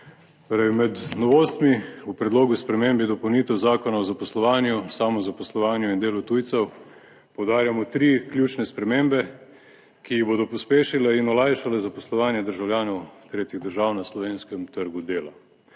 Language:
Slovenian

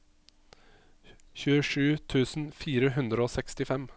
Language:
Norwegian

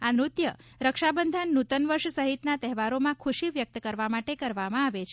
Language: Gujarati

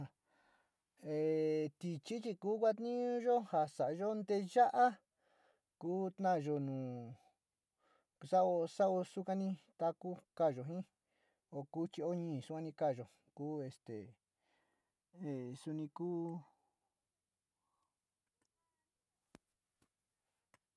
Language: Sinicahua Mixtec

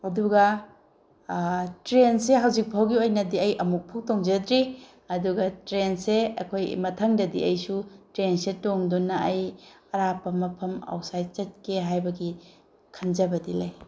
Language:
Manipuri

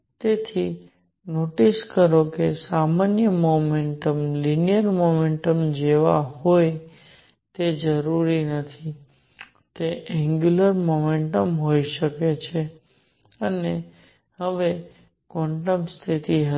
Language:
Gujarati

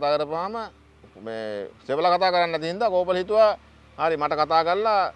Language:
Indonesian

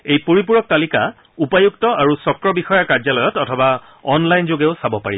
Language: Assamese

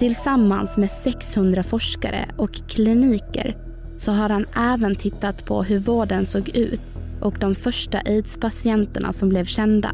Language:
Swedish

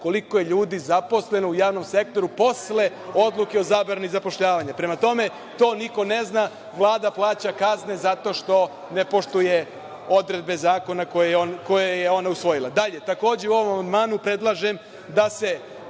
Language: Serbian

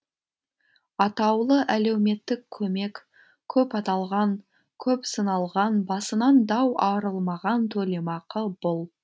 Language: Kazakh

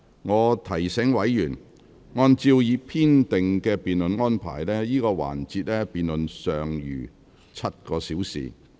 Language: Cantonese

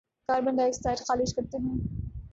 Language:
Urdu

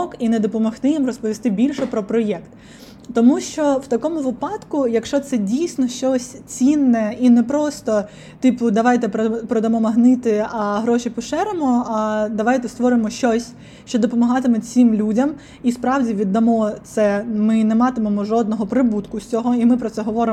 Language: Ukrainian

